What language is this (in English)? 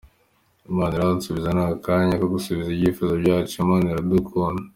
Kinyarwanda